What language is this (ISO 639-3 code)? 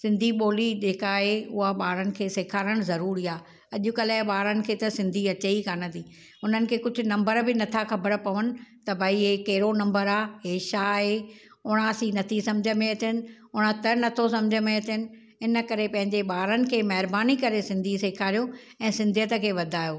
snd